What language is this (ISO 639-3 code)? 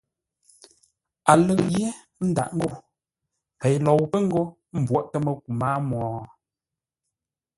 nla